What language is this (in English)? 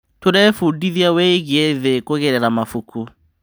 Kikuyu